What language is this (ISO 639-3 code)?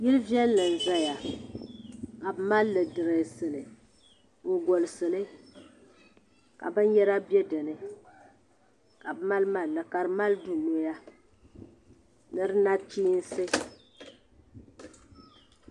dag